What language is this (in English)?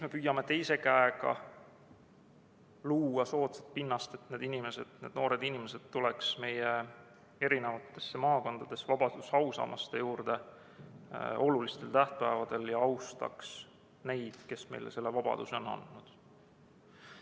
Estonian